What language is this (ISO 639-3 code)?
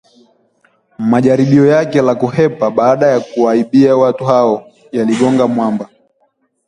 swa